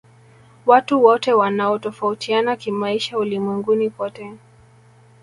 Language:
Swahili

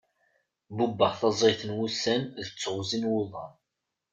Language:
Kabyle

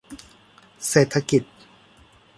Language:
Thai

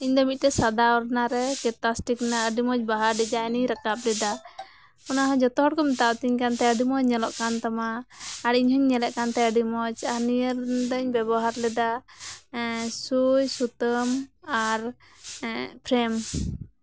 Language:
Santali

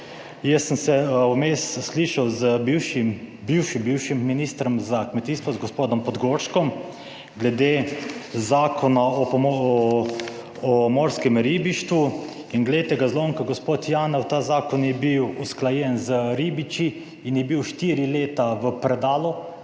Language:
Slovenian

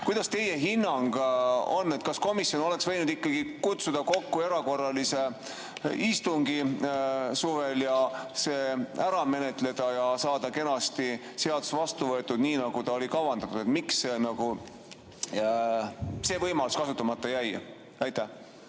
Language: Estonian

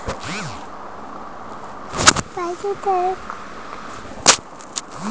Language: Telugu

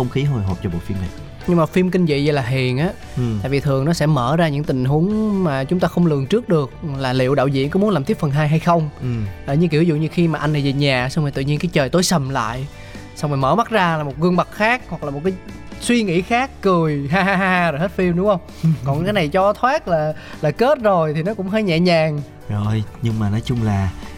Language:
Vietnamese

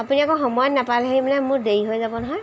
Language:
Assamese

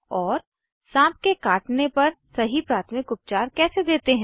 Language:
Hindi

